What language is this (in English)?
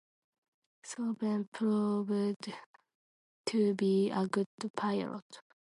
English